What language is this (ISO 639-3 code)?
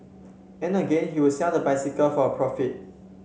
eng